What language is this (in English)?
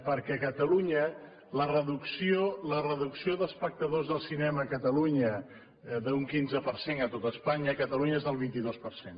Catalan